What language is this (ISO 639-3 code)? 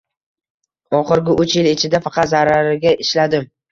uzb